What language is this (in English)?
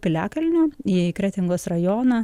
Lithuanian